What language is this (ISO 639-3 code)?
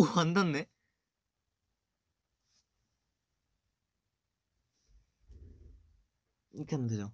kor